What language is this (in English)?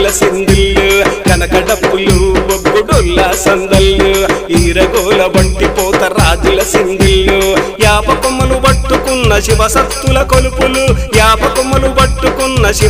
Arabic